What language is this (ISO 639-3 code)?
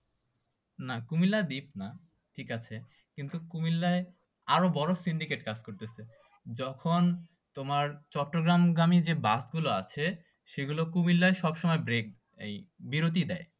ben